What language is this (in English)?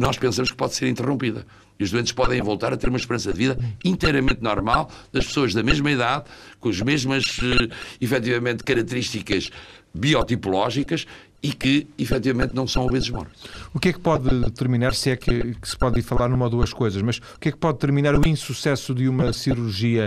Portuguese